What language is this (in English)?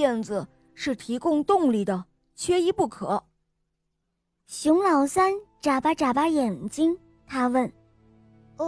Chinese